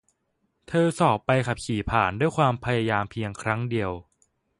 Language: Thai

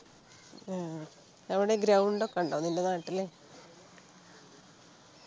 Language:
Malayalam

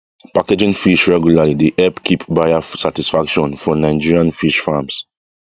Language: Nigerian Pidgin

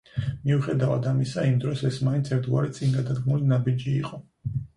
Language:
Georgian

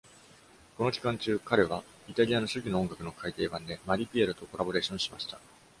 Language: Japanese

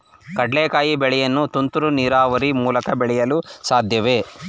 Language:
Kannada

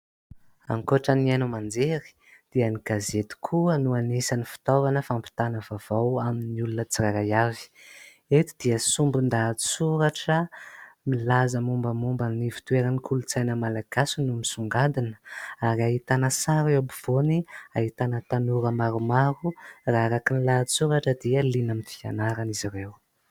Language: Malagasy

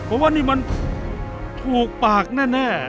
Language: Thai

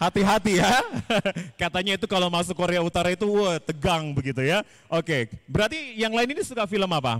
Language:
Indonesian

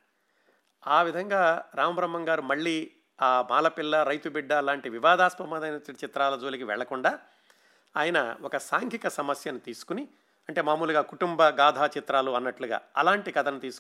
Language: Telugu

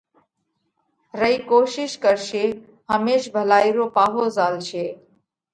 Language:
Parkari Koli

